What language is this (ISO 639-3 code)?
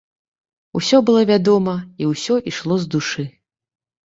bel